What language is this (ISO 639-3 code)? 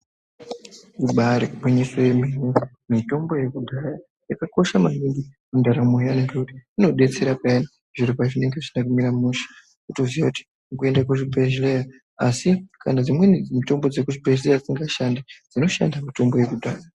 ndc